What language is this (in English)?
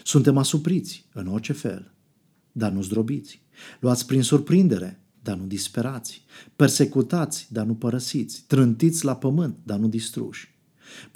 Romanian